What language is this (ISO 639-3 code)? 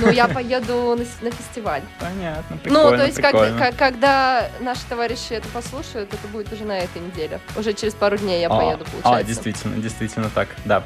rus